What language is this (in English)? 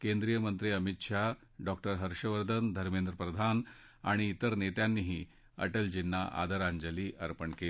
Marathi